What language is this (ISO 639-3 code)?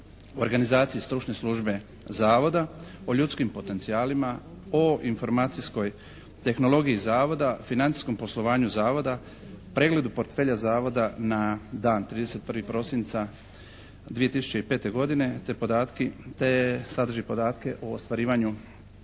hrv